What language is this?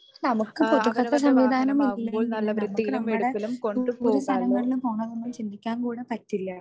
Malayalam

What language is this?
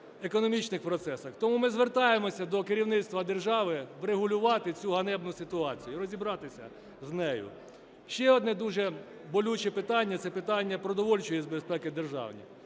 Ukrainian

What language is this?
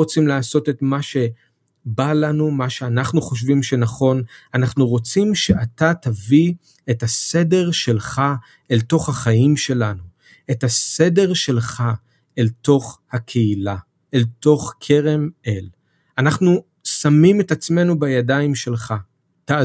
Hebrew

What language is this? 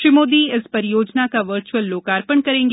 Hindi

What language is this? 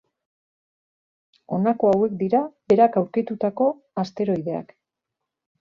Basque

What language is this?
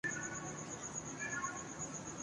Urdu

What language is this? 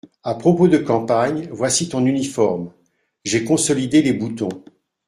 French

